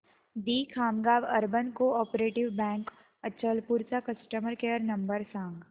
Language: Marathi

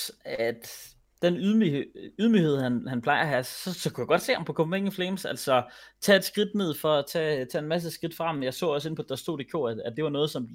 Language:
Danish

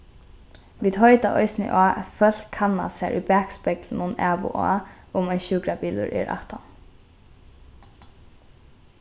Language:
Faroese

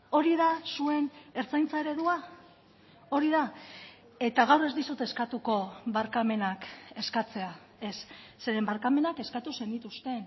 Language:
Basque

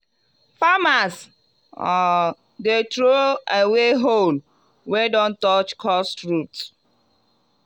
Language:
Nigerian Pidgin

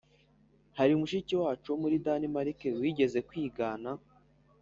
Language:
Kinyarwanda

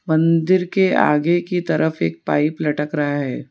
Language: Hindi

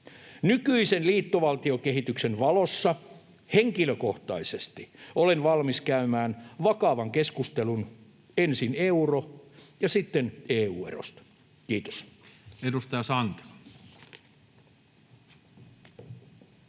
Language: Finnish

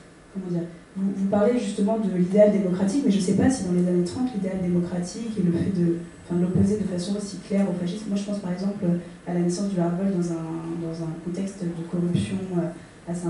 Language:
French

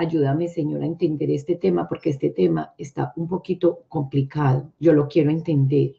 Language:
Spanish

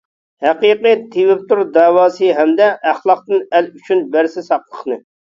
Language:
Uyghur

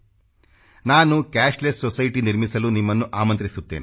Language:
Kannada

